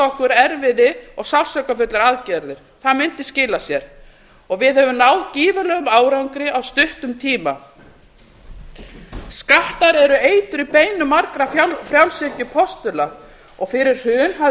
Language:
Icelandic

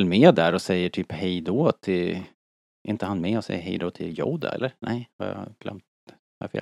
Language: Swedish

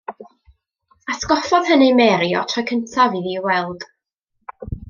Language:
Welsh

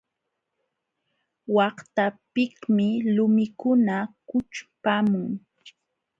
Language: Jauja Wanca Quechua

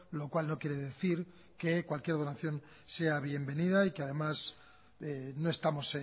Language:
Spanish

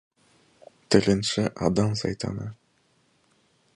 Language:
Kazakh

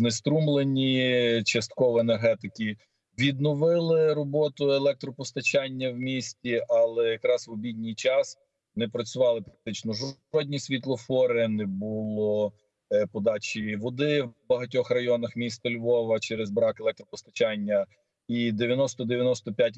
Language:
Ukrainian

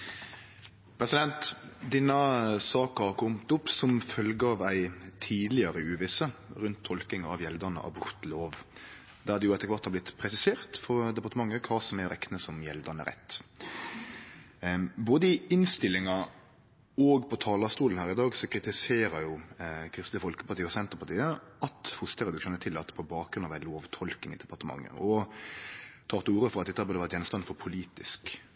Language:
Norwegian Nynorsk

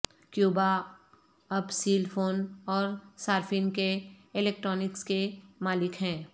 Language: Urdu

